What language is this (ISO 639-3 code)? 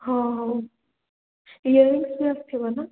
ori